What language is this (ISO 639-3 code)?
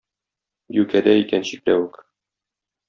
tat